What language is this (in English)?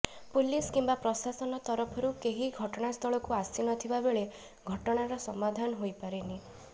Odia